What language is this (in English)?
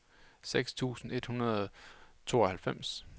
Danish